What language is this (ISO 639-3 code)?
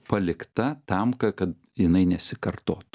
lit